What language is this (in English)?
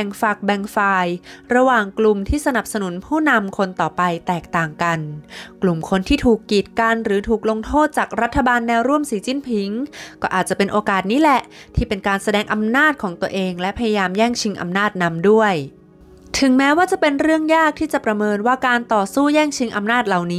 Thai